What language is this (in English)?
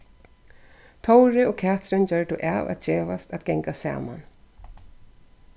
Faroese